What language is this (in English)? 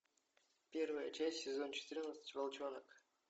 Russian